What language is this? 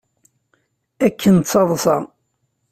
Kabyle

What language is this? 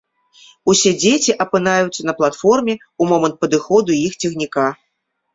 Belarusian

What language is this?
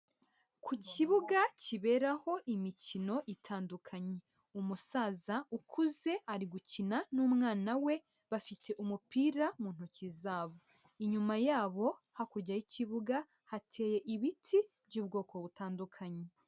Kinyarwanda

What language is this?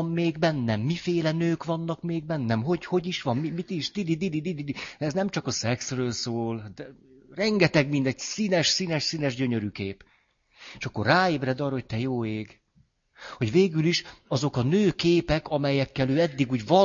Hungarian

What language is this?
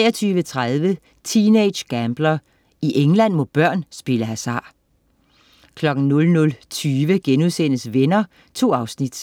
Danish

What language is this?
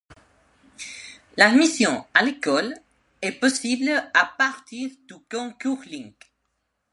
French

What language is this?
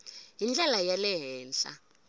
Tsonga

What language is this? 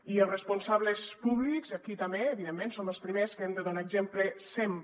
Catalan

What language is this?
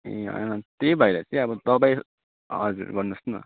Nepali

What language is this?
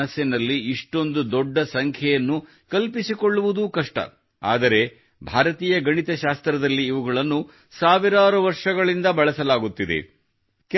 Kannada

